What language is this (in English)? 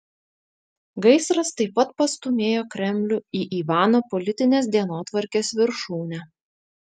Lithuanian